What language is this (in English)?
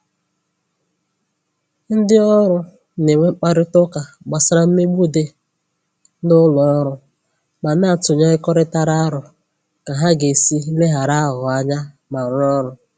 Igbo